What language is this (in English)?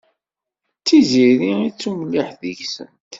Kabyle